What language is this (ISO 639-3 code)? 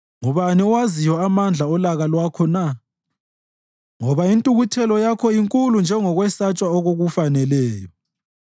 nde